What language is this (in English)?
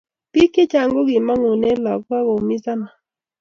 Kalenjin